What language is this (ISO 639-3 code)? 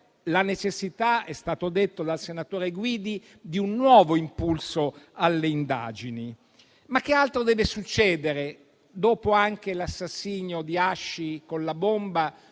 ita